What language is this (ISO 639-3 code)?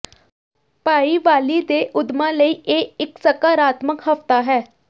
pan